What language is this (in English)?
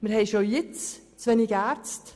Swiss German